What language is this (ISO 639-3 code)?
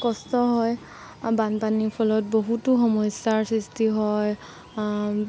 asm